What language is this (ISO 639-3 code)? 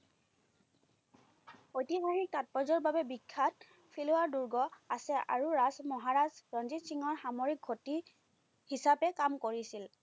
asm